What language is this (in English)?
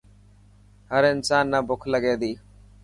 Dhatki